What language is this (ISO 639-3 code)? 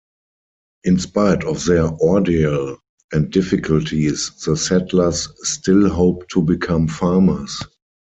eng